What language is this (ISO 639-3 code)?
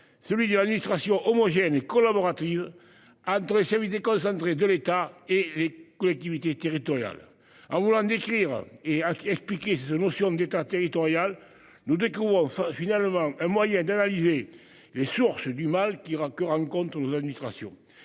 fra